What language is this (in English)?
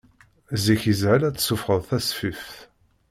Kabyle